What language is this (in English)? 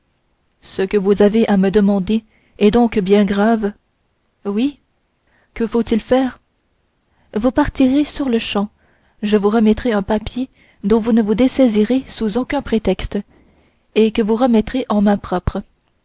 French